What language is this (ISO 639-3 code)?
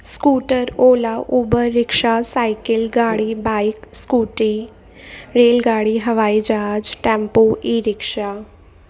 snd